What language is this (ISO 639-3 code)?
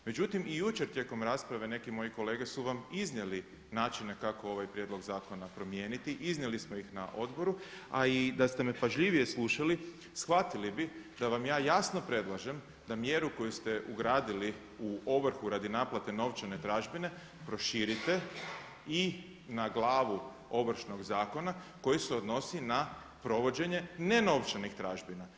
hrv